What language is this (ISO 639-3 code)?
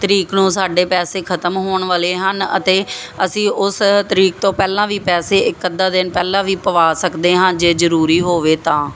pan